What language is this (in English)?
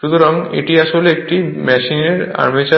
Bangla